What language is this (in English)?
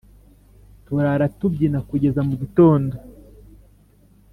Kinyarwanda